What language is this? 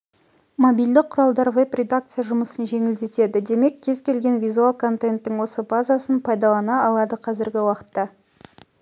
Kazakh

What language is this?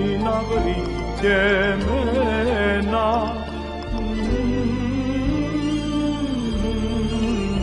Greek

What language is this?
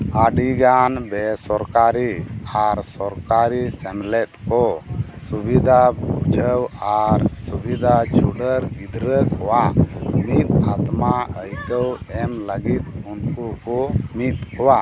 Santali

